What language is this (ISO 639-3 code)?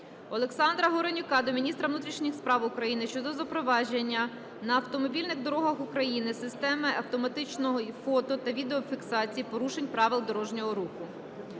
ukr